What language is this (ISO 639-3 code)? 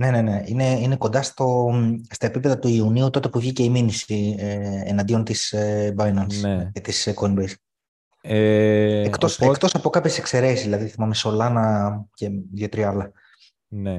ell